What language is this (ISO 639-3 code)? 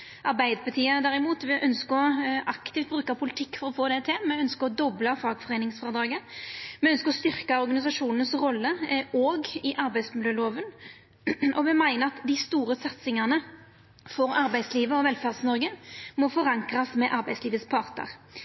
nno